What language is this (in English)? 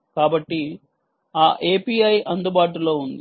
Telugu